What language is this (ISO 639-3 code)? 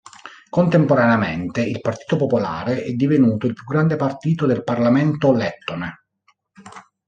ita